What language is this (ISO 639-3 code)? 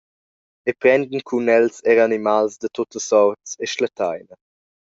roh